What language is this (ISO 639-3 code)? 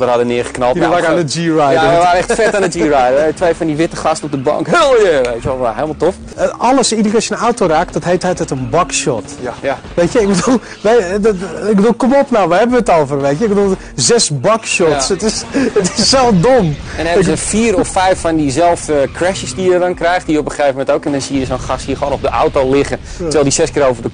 nld